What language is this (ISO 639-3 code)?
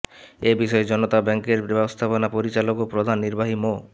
ben